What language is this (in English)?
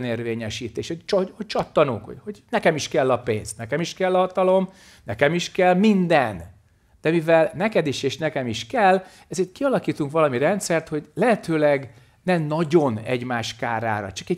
Hungarian